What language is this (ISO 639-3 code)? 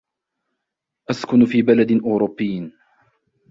ara